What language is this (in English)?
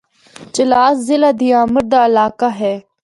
Northern Hindko